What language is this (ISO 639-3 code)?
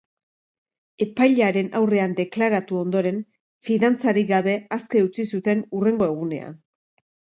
eus